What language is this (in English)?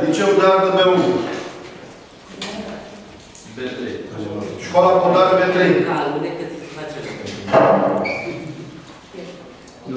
Romanian